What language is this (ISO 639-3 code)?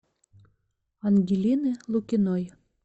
rus